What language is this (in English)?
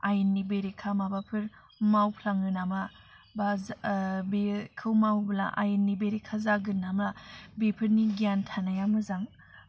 Bodo